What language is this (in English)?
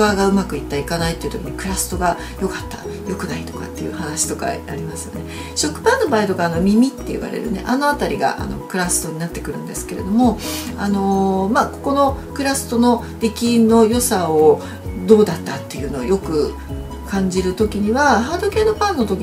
Japanese